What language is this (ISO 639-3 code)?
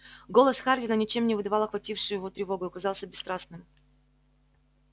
rus